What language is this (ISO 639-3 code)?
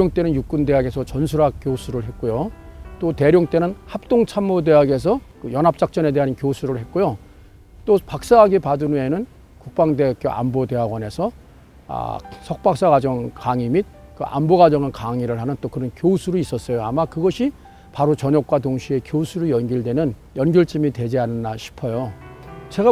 kor